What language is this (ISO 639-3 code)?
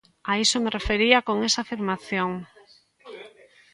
glg